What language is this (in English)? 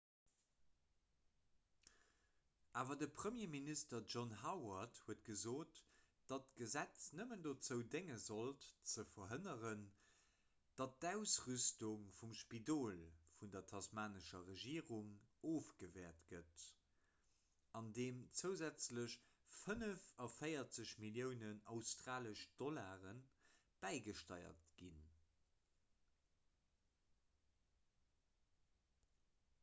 Luxembourgish